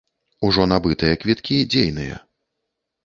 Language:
Belarusian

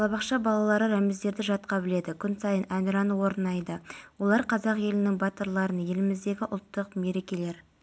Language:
Kazakh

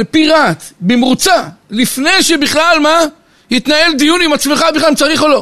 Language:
Hebrew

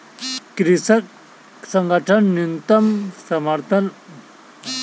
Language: Maithili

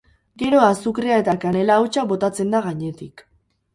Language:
Basque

